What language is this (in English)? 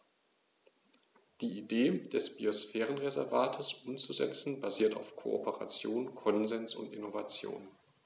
German